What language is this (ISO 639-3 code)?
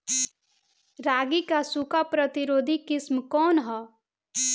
bho